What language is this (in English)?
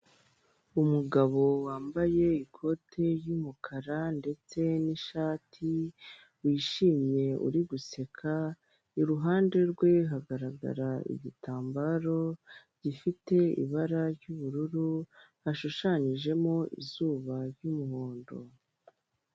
Kinyarwanda